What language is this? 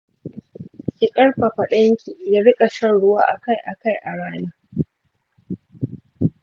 Hausa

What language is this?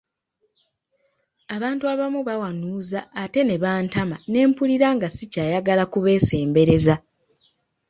Ganda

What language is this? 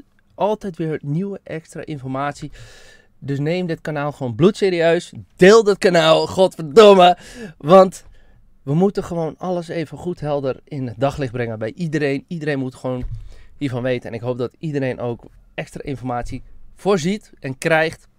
Dutch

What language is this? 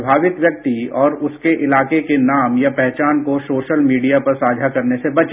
Hindi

